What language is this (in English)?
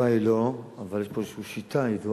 Hebrew